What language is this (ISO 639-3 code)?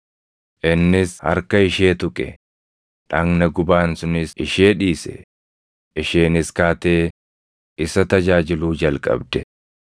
orm